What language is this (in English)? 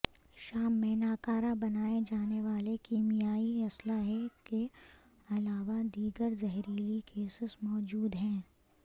Urdu